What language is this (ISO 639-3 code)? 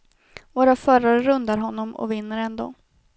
swe